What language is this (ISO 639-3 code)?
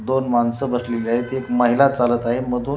mar